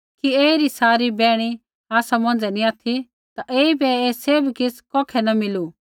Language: Kullu Pahari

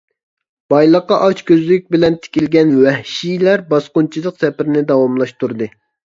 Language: Uyghur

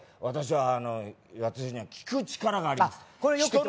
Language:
Japanese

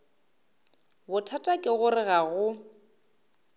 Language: Northern Sotho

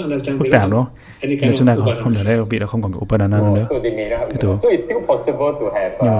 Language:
Vietnamese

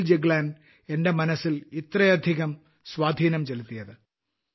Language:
Malayalam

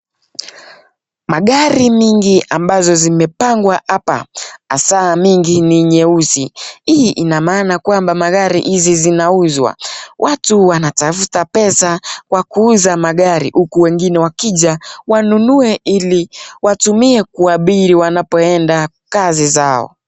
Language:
Swahili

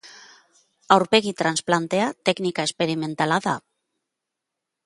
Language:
Basque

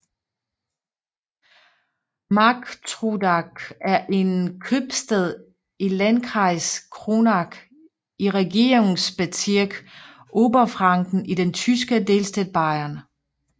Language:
Danish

